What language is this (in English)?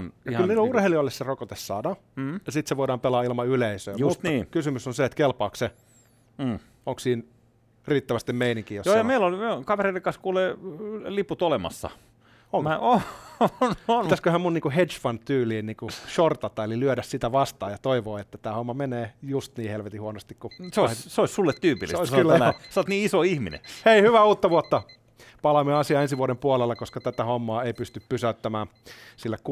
Finnish